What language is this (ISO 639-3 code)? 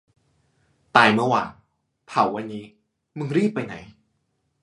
tha